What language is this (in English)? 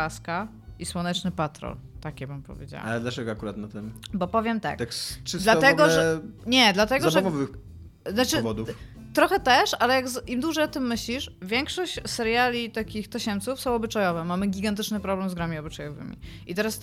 Polish